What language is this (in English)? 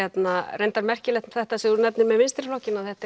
Icelandic